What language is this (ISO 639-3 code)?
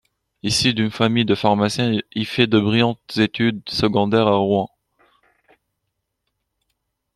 fra